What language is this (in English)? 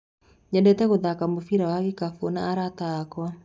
Kikuyu